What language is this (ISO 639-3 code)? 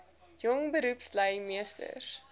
afr